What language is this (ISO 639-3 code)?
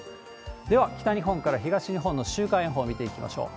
jpn